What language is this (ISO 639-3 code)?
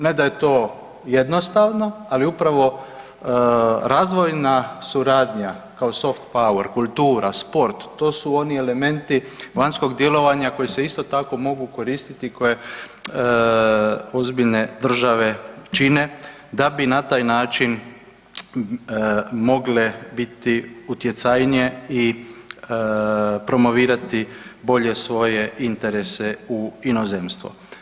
hrv